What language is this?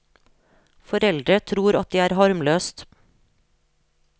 Norwegian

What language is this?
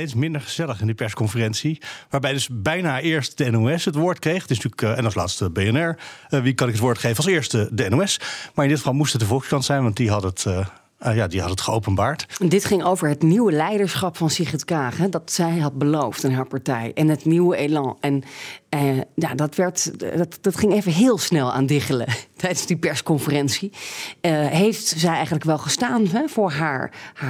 Dutch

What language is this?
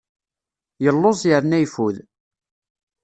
Kabyle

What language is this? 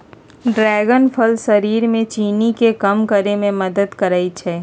Magahi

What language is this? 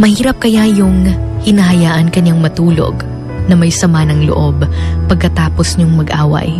Filipino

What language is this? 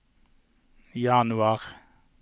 Norwegian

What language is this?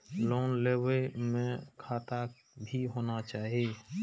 Maithili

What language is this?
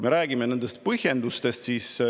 Estonian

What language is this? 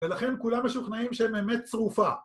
Hebrew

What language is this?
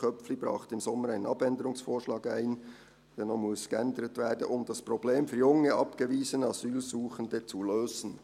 Swiss German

